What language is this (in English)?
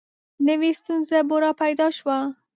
Pashto